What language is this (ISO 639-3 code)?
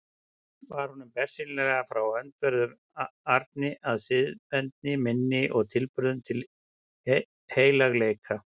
isl